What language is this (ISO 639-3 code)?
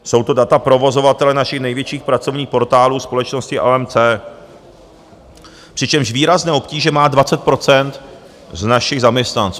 ces